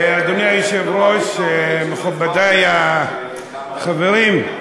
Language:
Hebrew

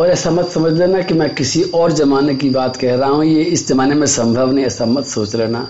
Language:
Hindi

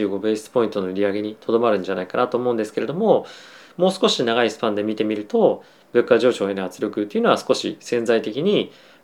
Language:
Japanese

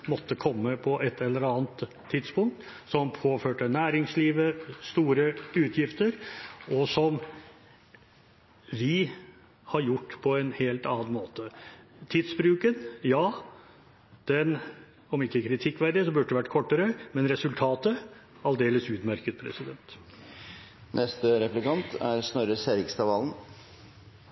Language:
Norwegian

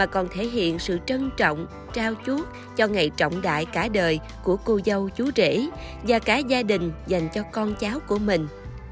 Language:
Vietnamese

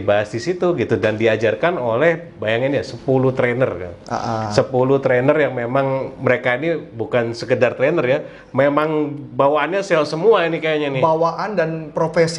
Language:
Indonesian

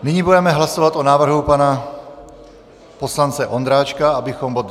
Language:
Czech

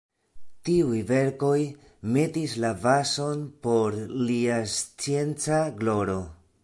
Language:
Esperanto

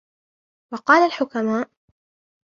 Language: Arabic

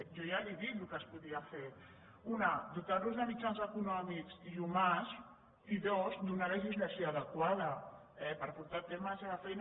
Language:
Catalan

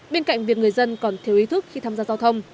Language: Vietnamese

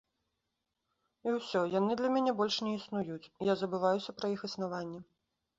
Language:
Belarusian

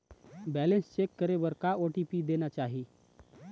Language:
Chhattisgarhi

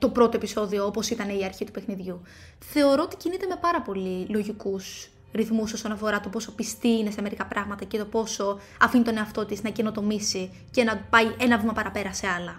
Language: Greek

